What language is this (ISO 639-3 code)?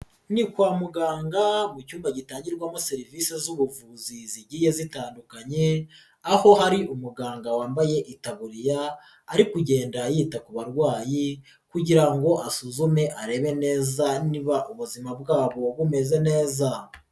kin